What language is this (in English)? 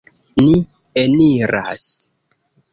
Esperanto